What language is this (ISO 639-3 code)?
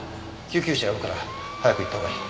jpn